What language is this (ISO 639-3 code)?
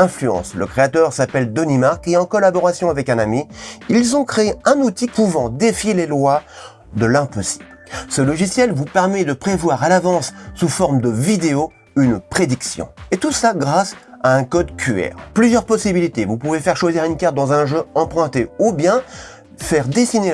fra